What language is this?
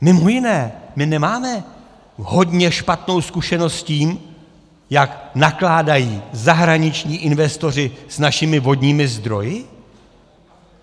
Czech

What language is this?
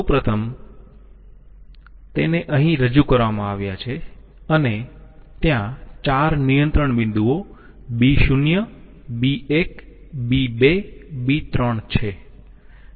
Gujarati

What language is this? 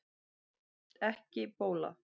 Icelandic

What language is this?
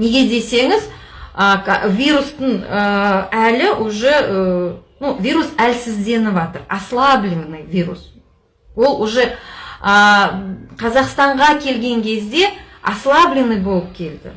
Kazakh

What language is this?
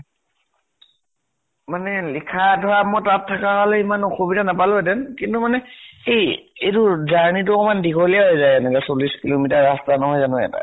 Assamese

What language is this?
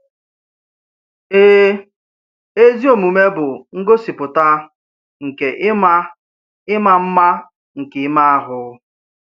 Igbo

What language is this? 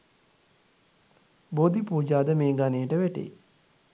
Sinhala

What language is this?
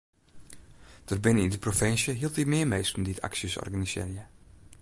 Western Frisian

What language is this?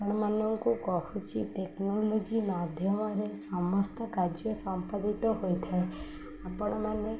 Odia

